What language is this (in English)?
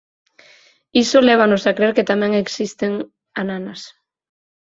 Galician